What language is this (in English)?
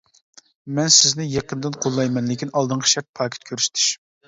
Uyghur